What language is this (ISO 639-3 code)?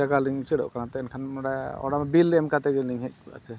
sat